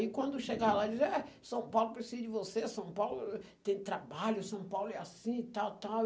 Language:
Portuguese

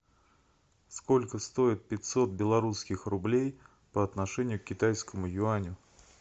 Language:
Russian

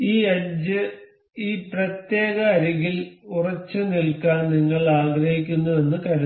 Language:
Malayalam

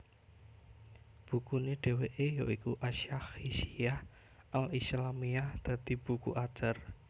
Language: Javanese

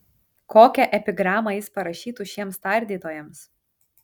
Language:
Lithuanian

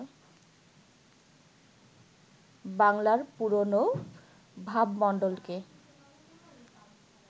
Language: Bangla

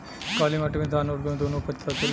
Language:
Bhojpuri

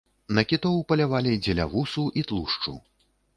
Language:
Belarusian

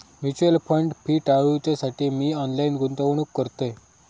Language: Marathi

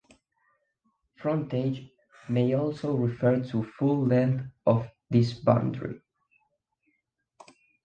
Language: English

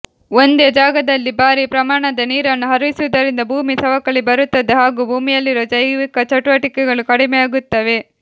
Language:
Kannada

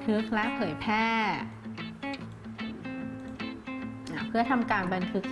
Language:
Thai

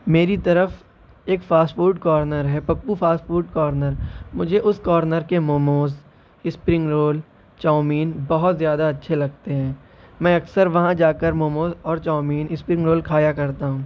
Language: Urdu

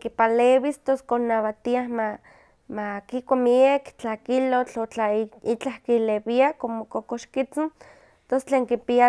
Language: Huaxcaleca Nahuatl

